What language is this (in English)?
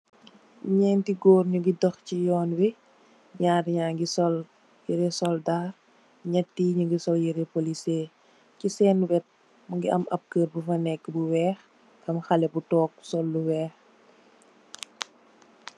Wolof